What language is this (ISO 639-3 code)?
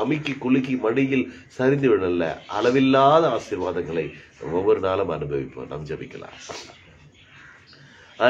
ara